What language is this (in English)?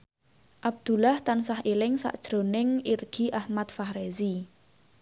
Javanese